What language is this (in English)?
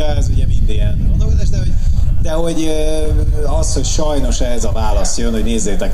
Hungarian